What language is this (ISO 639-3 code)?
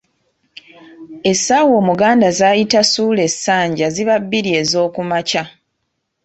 lug